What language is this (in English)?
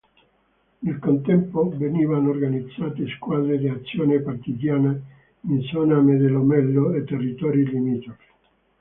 Italian